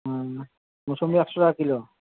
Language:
Bangla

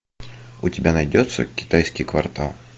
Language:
Russian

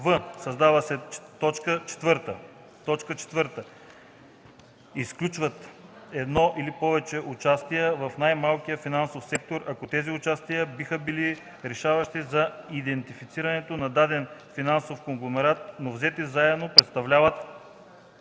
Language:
Bulgarian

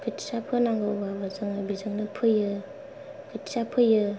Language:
Bodo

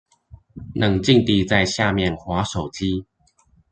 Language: Chinese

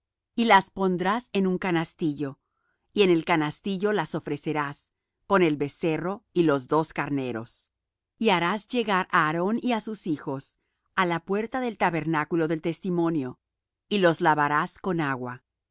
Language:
Spanish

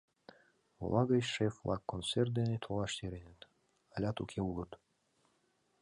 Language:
Mari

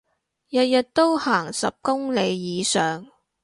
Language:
Cantonese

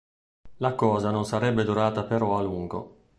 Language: Italian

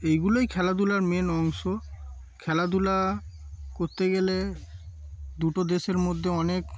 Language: Bangla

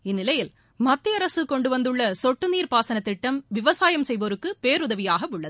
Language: Tamil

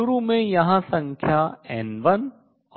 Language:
Hindi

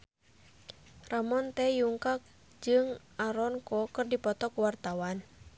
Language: Sundanese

